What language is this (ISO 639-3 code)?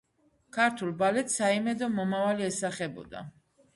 kat